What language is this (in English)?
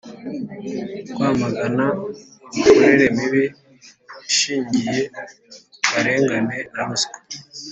Kinyarwanda